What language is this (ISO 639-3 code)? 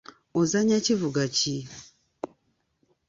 lug